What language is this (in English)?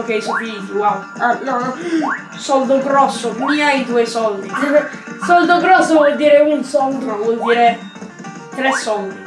Italian